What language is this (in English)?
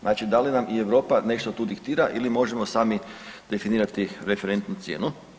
Croatian